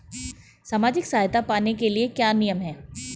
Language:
Hindi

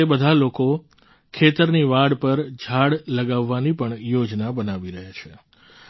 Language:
Gujarati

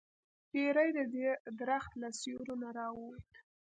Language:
Pashto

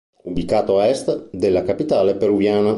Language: Italian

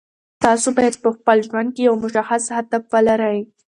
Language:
Pashto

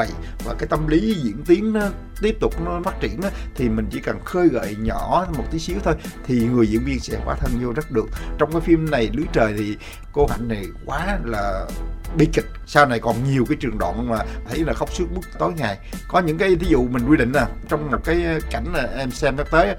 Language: Vietnamese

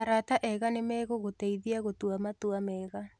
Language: Kikuyu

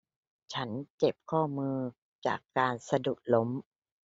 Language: Thai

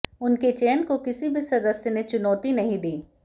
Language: Hindi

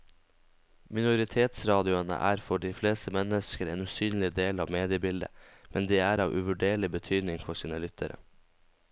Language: Norwegian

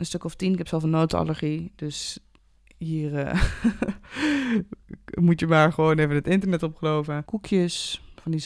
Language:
Dutch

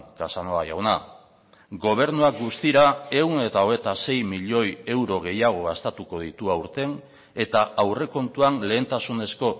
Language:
Basque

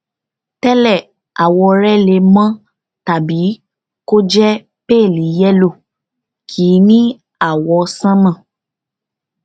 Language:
Yoruba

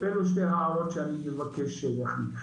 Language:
Hebrew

